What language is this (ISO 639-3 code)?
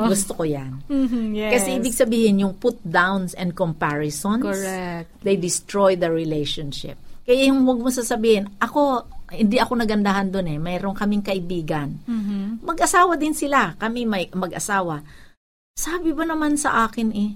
fil